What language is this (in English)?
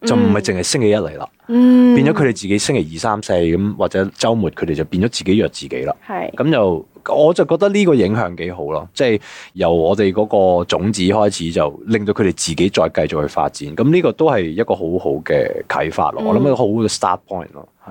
Chinese